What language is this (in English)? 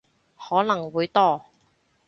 Cantonese